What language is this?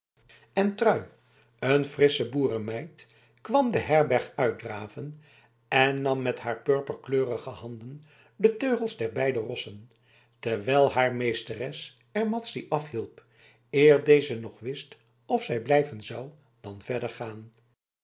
Dutch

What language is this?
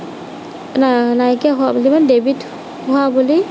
Assamese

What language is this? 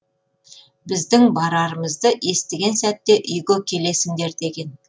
Kazakh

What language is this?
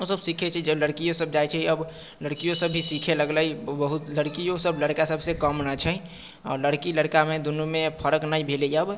Maithili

